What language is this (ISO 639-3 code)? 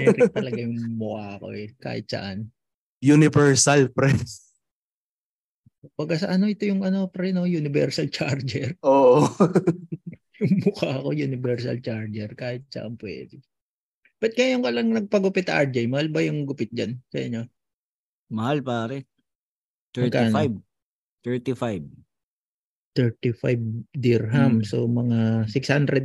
fil